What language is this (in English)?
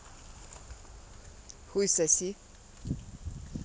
Russian